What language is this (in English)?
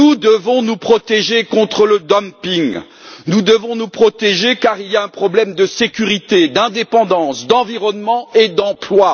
French